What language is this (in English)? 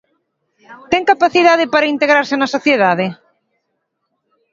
Galician